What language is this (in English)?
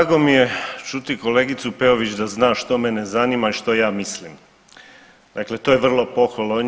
Croatian